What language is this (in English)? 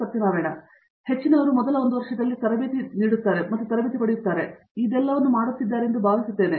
Kannada